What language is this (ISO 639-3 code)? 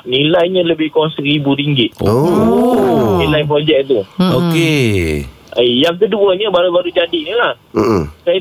msa